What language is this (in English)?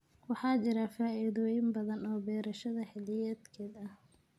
Somali